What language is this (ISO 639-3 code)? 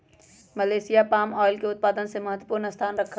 mag